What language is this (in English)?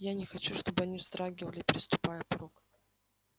Russian